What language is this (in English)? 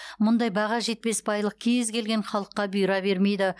Kazakh